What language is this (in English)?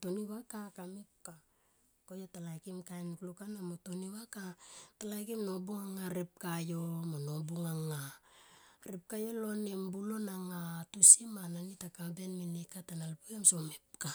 Tomoip